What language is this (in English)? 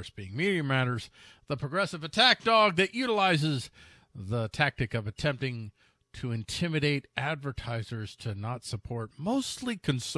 English